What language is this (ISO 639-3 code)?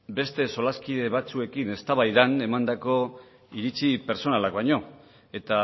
eus